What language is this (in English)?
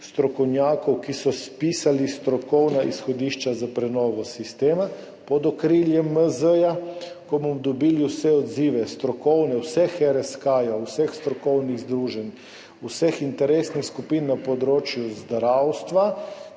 Slovenian